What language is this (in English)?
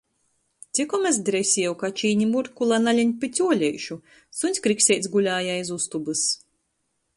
Latgalian